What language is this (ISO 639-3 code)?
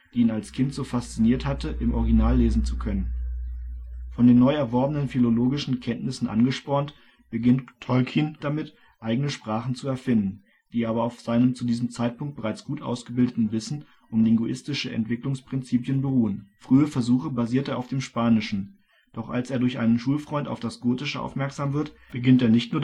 deu